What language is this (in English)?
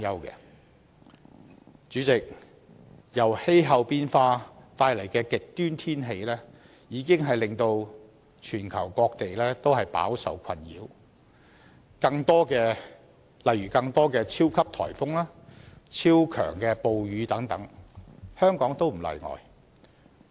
Cantonese